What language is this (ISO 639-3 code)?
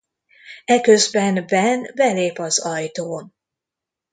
hun